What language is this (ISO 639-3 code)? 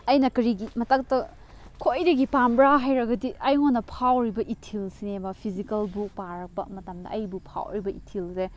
mni